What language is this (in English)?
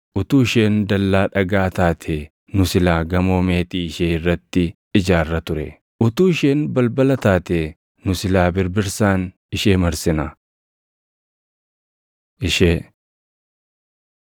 Oromo